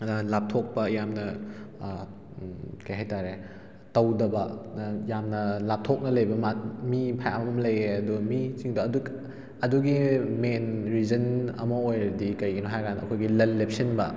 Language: Manipuri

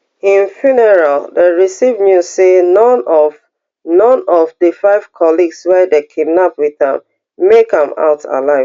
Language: Nigerian Pidgin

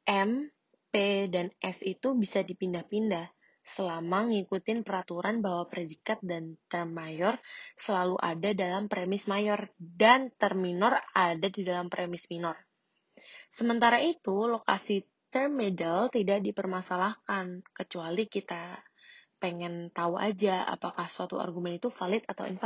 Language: Indonesian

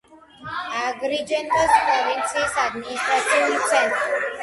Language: Georgian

